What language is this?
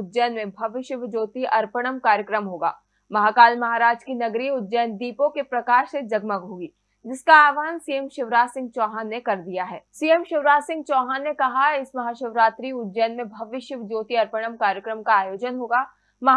Hindi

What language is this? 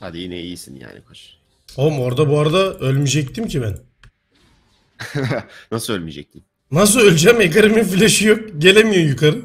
Turkish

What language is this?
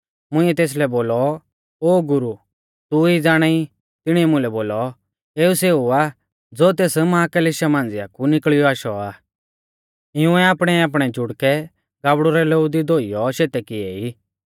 Mahasu Pahari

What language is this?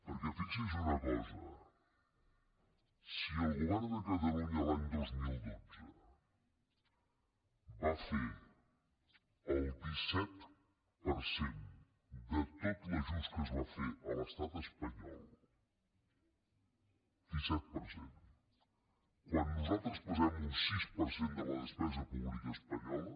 Catalan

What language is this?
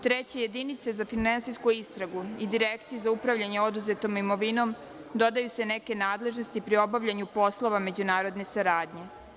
Serbian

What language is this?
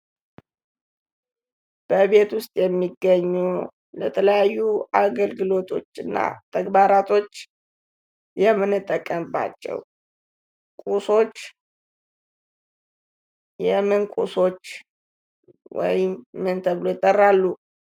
Amharic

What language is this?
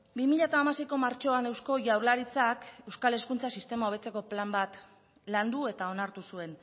Basque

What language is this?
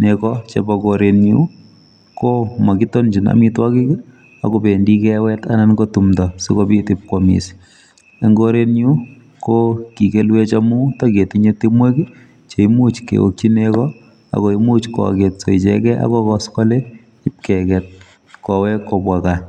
Kalenjin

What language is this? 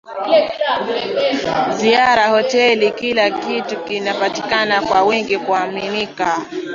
Swahili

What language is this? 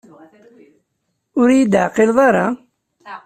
Kabyle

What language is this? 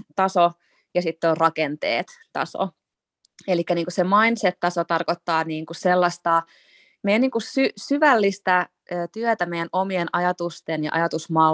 Finnish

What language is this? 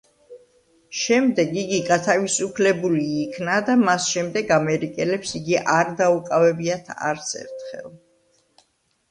Georgian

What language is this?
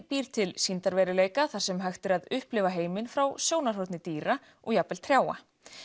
Icelandic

